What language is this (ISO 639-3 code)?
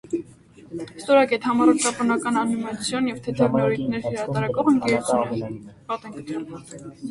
hye